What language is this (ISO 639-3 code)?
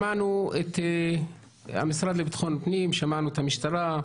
heb